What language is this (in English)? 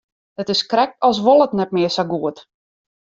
Western Frisian